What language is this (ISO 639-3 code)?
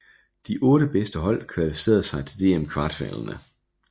dan